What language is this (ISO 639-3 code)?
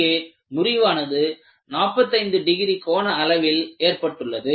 tam